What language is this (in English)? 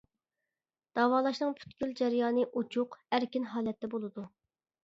Uyghur